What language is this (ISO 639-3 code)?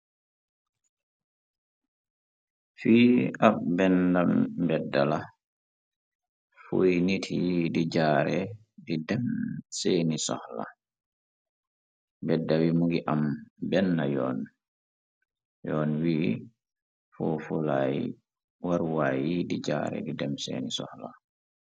wol